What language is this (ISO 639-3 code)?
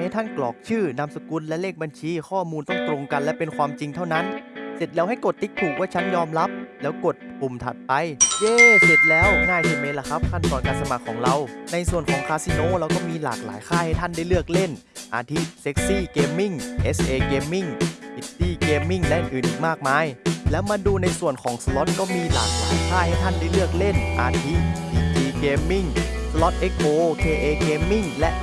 tha